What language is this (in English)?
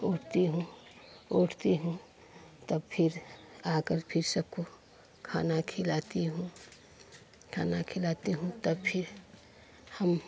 Hindi